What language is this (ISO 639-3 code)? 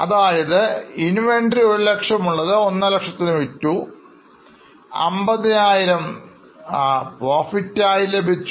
mal